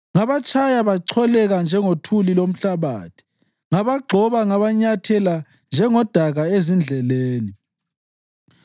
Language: North Ndebele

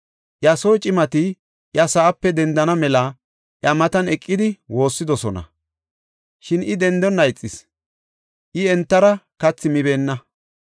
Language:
Gofa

